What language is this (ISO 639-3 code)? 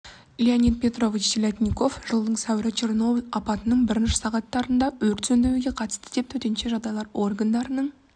kaz